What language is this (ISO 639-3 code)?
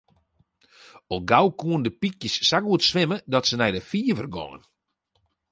fry